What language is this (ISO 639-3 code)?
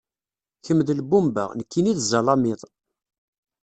kab